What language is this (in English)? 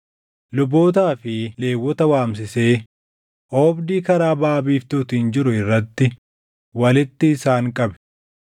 Oromo